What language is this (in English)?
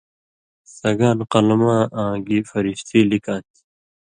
Indus Kohistani